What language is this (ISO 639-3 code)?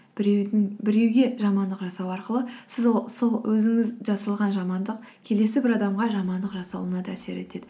kaz